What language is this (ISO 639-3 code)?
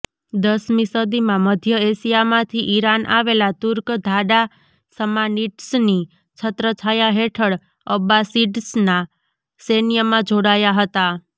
guj